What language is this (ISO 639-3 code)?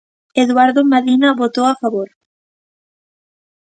glg